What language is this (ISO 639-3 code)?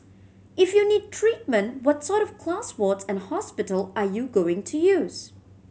eng